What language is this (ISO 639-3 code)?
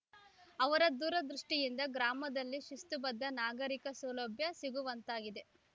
kan